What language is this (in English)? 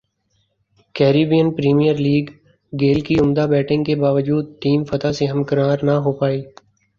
Urdu